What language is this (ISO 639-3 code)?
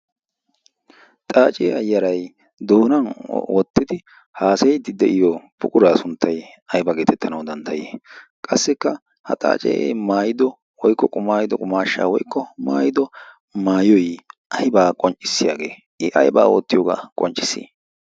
wal